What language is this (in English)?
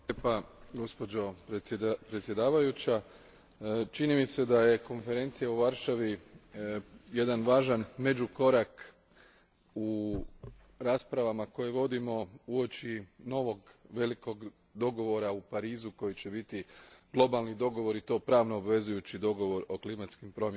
Croatian